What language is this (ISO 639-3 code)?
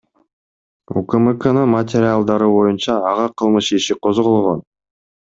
kir